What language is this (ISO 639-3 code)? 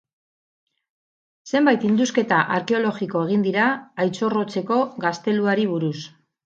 eus